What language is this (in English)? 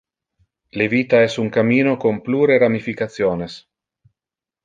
Interlingua